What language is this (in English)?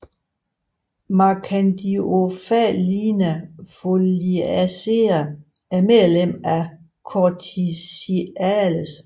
Danish